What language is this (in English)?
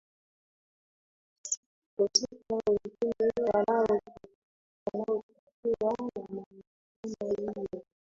Swahili